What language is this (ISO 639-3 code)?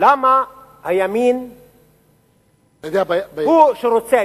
heb